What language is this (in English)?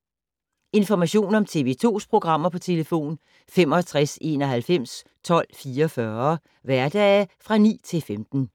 Danish